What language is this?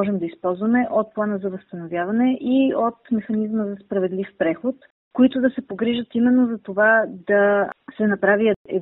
Bulgarian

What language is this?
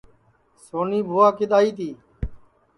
Sansi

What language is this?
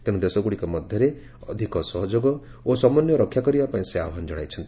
Odia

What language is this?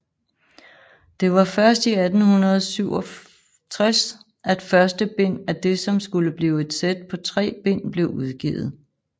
Danish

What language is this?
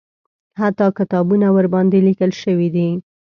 Pashto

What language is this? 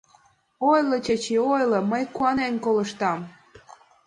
Mari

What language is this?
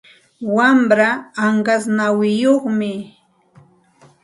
Santa Ana de Tusi Pasco Quechua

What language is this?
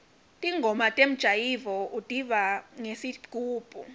Swati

